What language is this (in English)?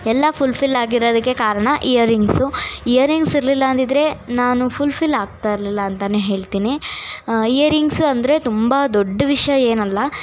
Kannada